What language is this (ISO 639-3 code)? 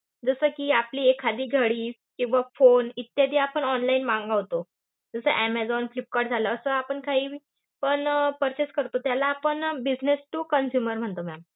mar